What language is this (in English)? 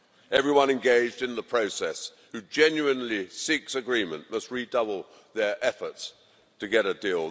English